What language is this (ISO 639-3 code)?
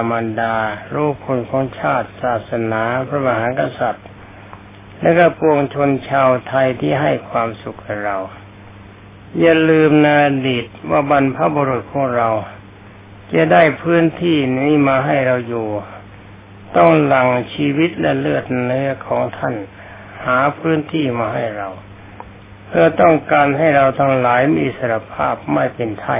tha